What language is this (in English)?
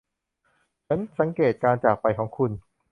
Thai